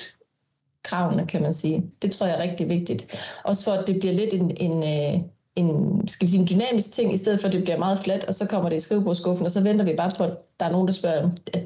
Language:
Danish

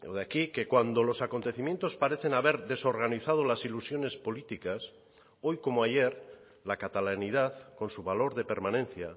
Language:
Spanish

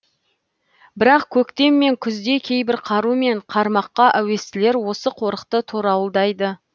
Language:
Kazakh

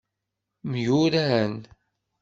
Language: Kabyle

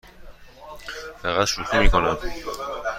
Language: Persian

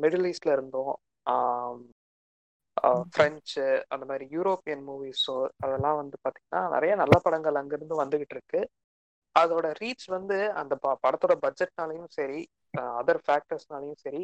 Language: Tamil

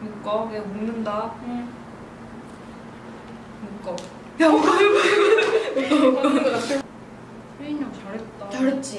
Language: Korean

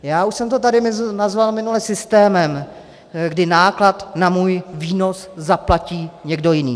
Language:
Czech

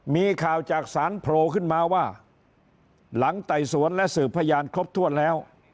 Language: Thai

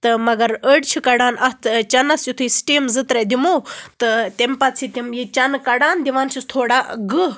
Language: Kashmiri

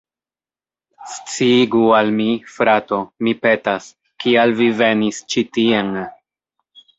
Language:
Esperanto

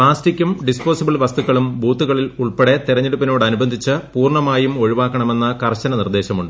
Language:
Malayalam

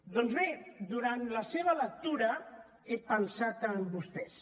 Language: Catalan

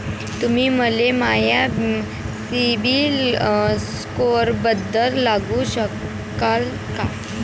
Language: Marathi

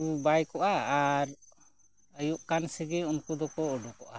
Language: Santali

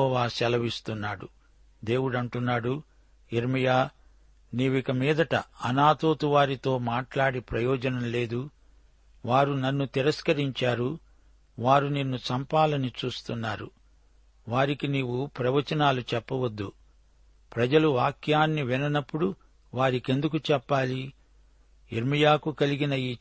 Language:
Telugu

